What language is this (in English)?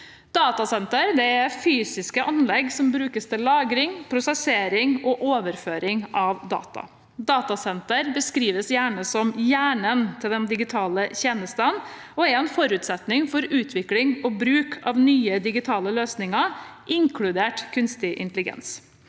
Norwegian